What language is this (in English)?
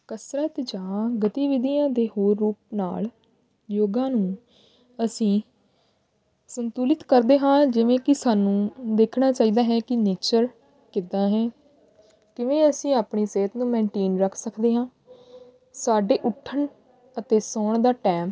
Punjabi